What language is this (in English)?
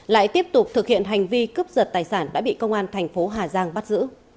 Vietnamese